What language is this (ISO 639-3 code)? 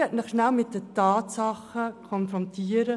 gsw